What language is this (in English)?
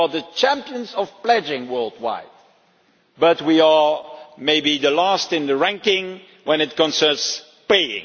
English